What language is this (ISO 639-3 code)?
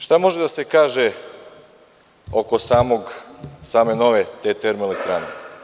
srp